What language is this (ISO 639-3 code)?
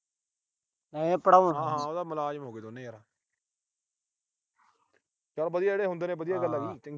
pan